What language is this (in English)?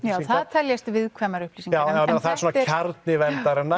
Icelandic